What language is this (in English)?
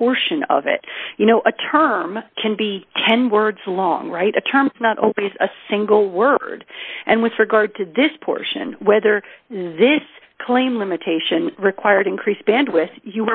English